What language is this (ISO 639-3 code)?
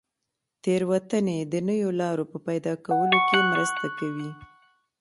pus